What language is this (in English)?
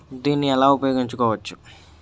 Telugu